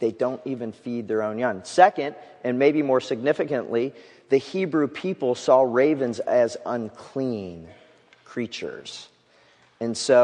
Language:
English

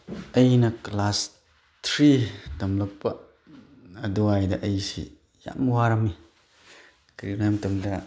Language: Manipuri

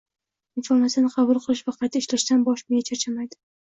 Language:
Uzbek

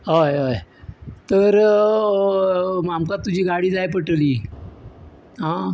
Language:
Konkani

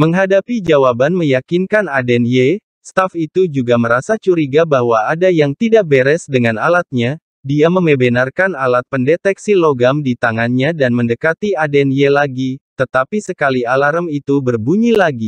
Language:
Indonesian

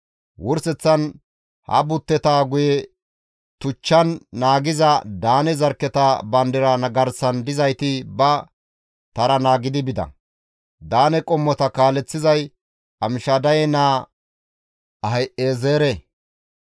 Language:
Gamo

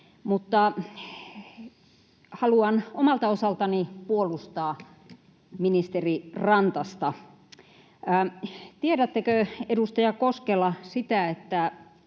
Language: Finnish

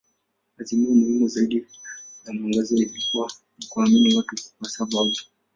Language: Swahili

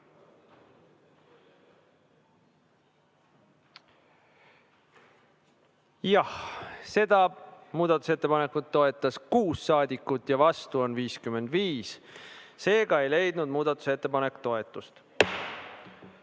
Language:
Estonian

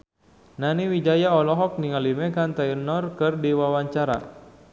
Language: Sundanese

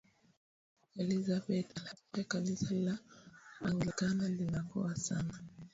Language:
Swahili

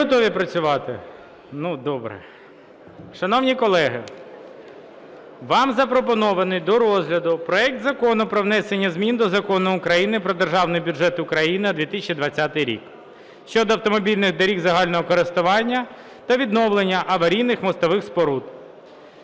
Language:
Ukrainian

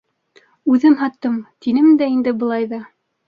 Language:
Bashkir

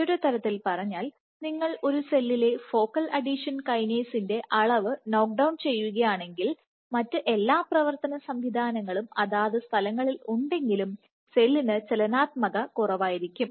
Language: Malayalam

